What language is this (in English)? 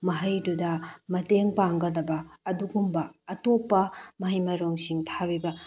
Manipuri